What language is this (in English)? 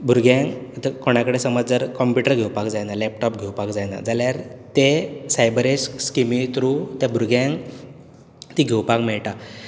Konkani